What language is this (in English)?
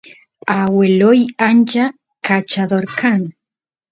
Santiago del Estero Quichua